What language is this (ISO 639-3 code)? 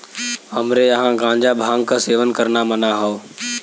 bho